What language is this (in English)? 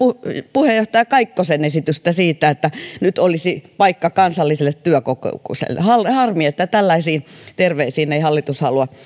Finnish